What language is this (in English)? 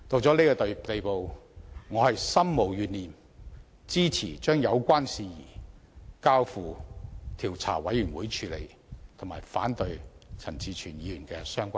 Cantonese